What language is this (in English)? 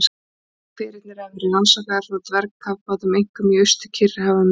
Icelandic